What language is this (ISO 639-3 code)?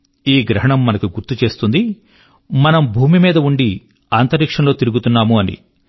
tel